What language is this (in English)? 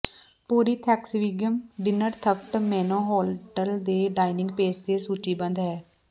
Punjabi